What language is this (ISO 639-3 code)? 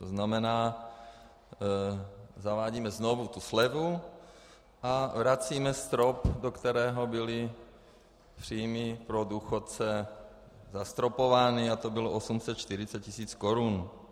ces